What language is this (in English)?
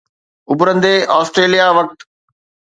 Sindhi